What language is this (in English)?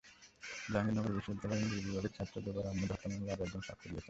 Bangla